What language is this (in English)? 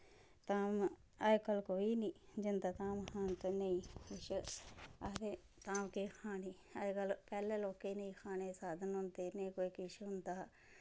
Dogri